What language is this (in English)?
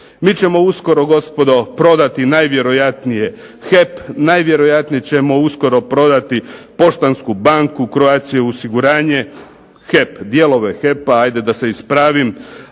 Croatian